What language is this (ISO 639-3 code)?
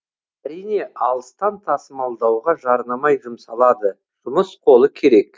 kaz